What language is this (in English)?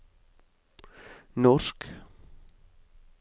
Norwegian